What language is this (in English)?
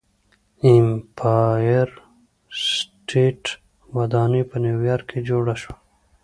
Pashto